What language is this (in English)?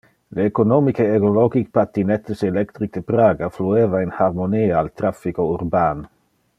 Interlingua